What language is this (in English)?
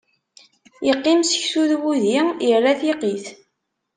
Kabyle